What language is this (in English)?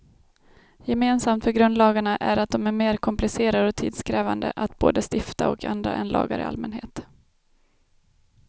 Swedish